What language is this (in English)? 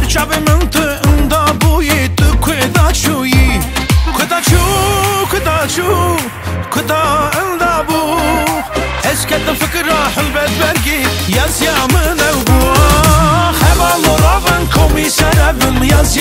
Arabic